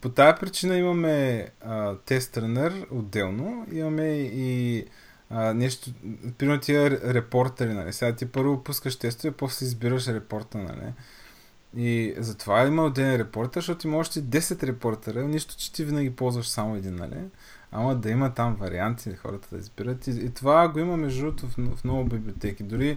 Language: Bulgarian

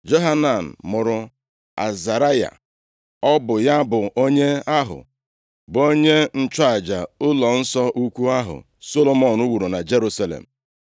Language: Igbo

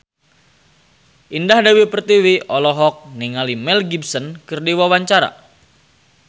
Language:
Sundanese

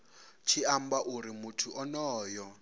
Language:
Venda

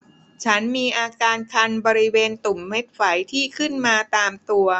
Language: Thai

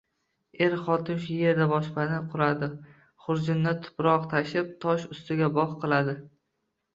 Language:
Uzbek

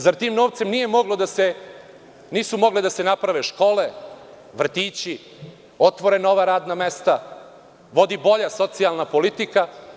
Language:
Serbian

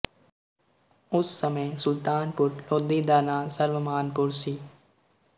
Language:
Punjabi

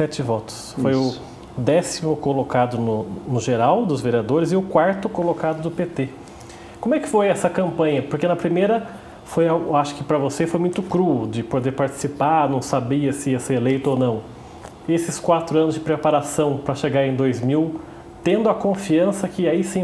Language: Portuguese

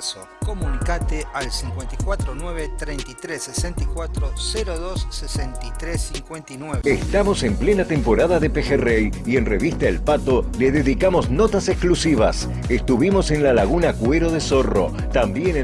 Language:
Spanish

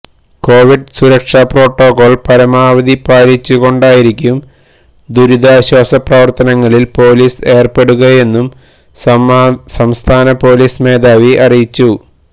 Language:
Malayalam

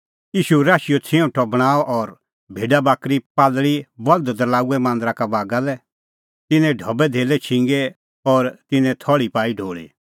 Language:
Kullu Pahari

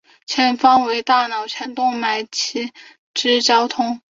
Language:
Chinese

